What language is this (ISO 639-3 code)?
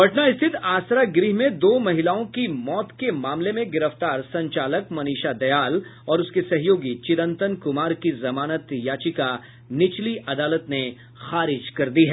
hin